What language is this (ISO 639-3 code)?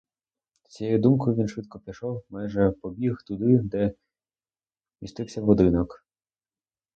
ukr